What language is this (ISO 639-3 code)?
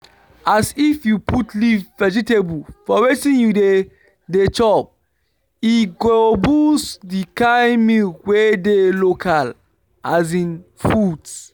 pcm